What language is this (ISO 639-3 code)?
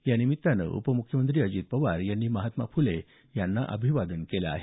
mar